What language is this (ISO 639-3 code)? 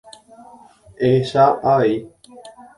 grn